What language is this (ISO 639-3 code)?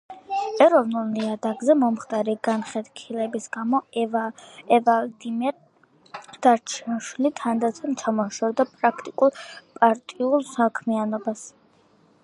kat